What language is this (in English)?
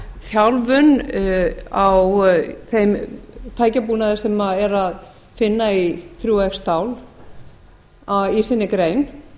Icelandic